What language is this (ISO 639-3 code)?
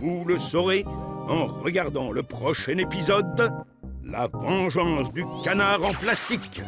fra